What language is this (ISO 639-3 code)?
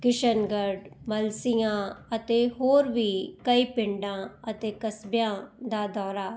pan